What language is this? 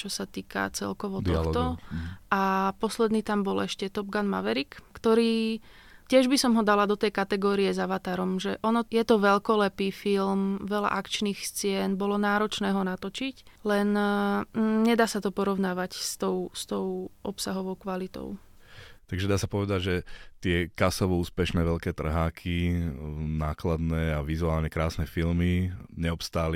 Slovak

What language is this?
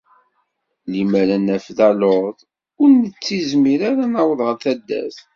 Kabyle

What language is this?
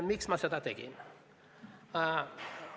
Estonian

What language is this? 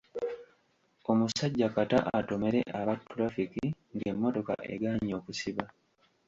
Ganda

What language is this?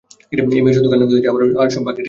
Bangla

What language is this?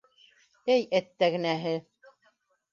Bashkir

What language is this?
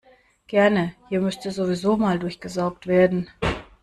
German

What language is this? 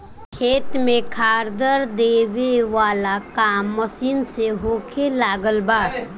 Bhojpuri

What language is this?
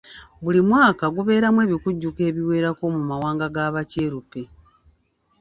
Ganda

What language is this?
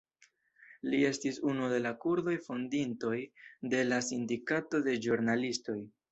Esperanto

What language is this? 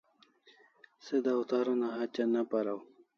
Kalasha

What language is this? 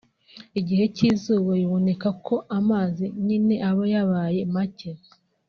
Kinyarwanda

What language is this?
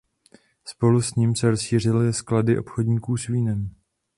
Czech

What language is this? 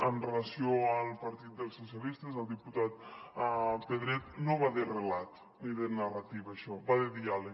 Catalan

